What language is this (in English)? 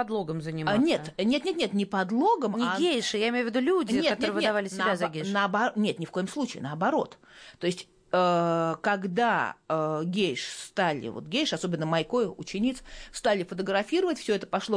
Russian